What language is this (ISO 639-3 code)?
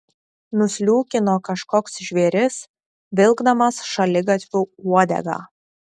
lit